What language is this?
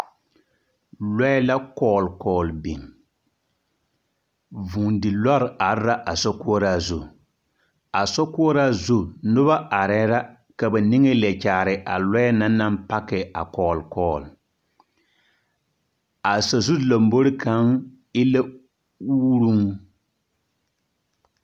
Southern Dagaare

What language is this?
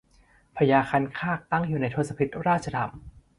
Thai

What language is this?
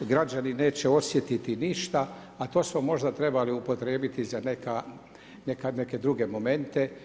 Croatian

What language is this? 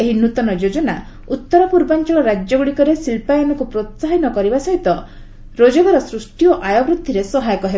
Odia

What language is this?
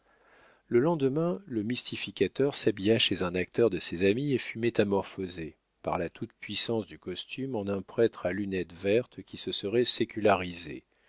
French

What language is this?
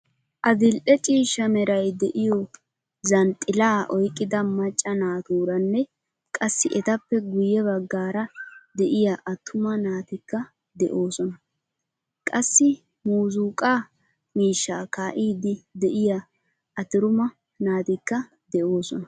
Wolaytta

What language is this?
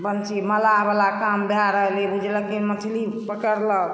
Maithili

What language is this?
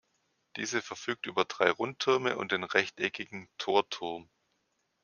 German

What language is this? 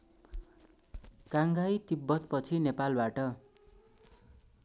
Nepali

